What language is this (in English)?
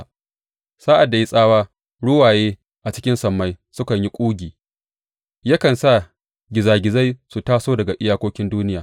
Hausa